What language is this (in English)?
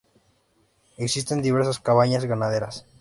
Spanish